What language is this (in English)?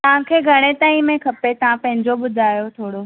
Sindhi